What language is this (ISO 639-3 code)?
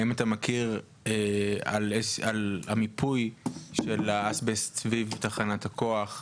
heb